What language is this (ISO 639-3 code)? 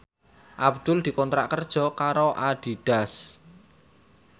jav